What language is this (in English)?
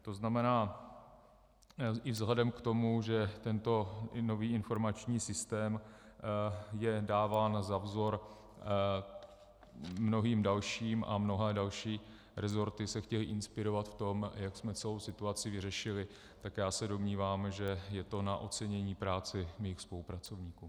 Czech